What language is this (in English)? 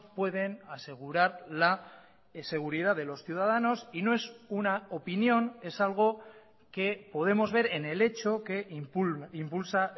Spanish